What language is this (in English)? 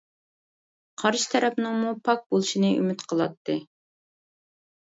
Uyghur